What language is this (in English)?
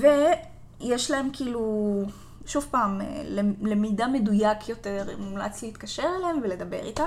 Hebrew